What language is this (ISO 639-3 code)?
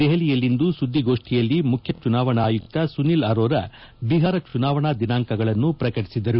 kan